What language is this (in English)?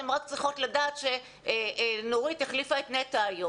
Hebrew